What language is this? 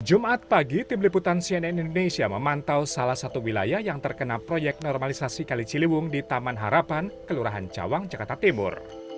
Indonesian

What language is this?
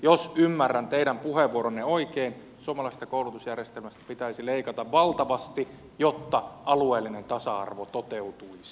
Finnish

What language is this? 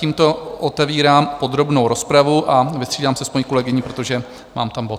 Czech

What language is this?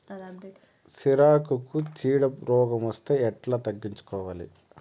Telugu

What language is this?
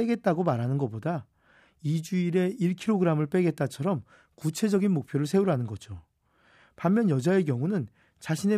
Korean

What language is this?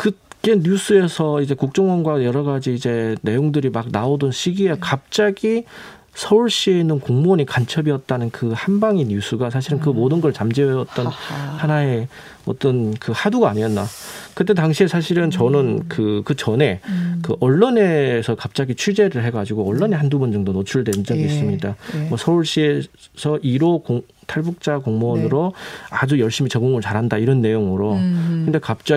Korean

